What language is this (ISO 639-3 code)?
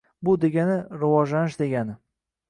uzb